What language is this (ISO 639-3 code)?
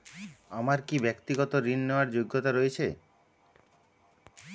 ben